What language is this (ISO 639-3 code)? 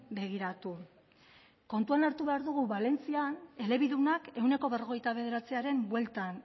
eus